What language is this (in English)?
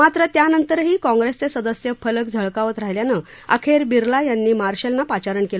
Marathi